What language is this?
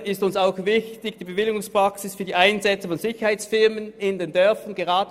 Swiss German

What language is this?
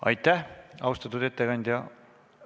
Estonian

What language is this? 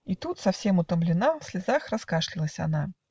Russian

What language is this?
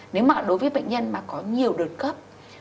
Vietnamese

